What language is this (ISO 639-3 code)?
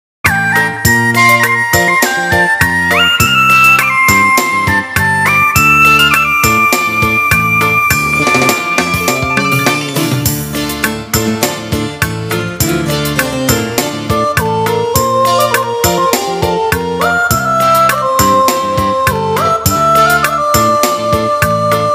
ind